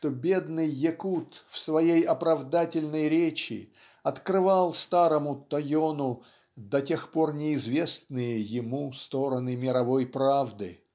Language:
Russian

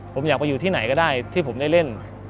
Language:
Thai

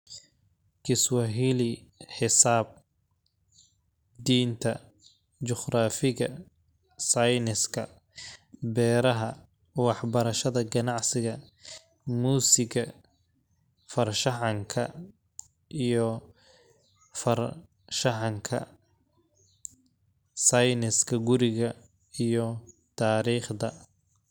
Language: Somali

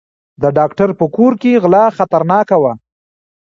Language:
Pashto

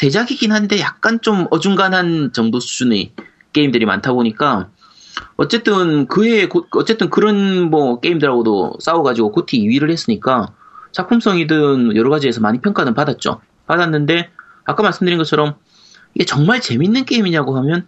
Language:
Korean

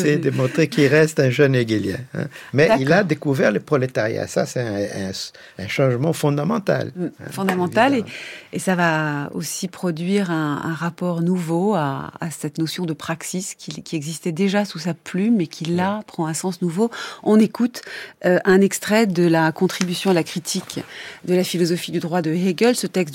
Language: French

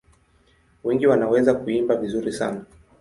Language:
Swahili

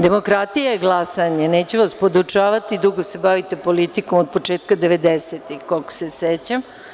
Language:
Serbian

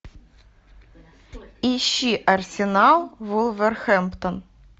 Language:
Russian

